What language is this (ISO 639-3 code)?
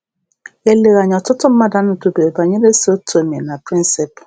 ibo